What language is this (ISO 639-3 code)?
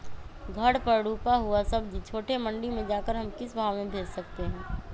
mag